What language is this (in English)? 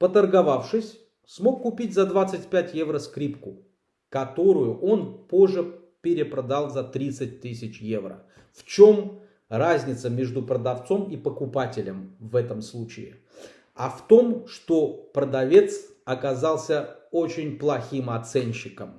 Russian